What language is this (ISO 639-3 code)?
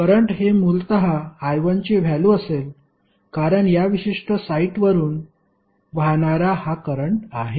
mar